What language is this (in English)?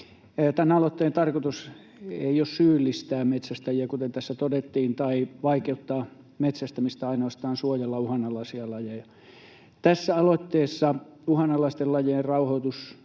Finnish